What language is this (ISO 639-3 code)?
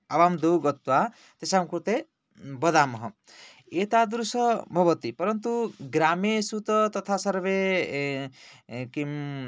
san